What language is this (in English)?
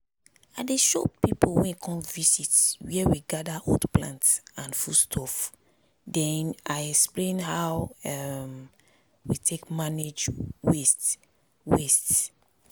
Nigerian Pidgin